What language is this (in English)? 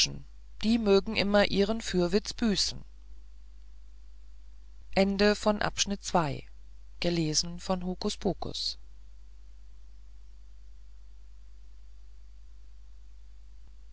German